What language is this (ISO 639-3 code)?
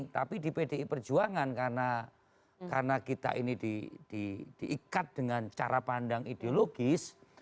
ind